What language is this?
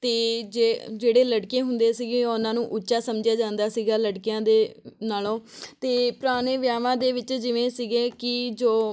Punjabi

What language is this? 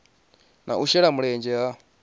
Venda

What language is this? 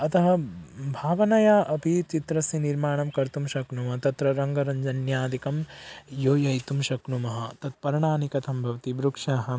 Sanskrit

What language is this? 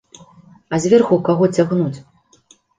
Belarusian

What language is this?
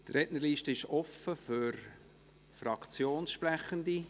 Swiss German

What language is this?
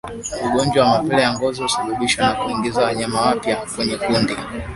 Swahili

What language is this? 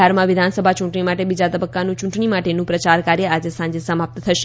Gujarati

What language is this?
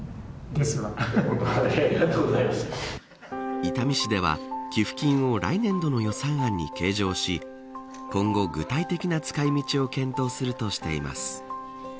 Japanese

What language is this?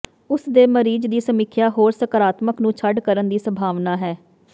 Punjabi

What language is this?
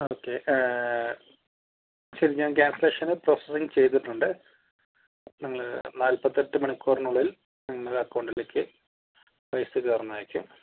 Malayalam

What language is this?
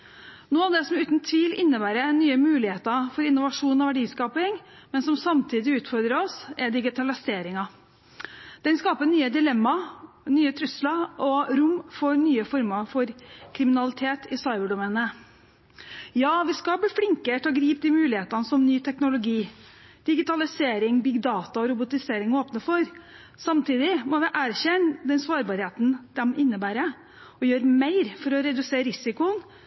Norwegian Bokmål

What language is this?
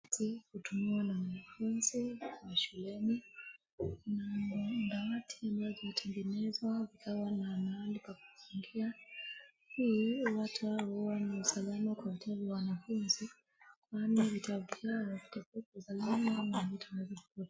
Swahili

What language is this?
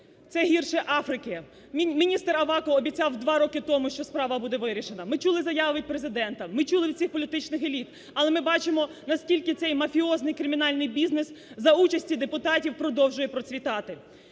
Ukrainian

